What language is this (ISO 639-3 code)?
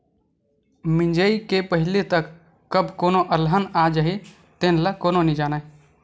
hne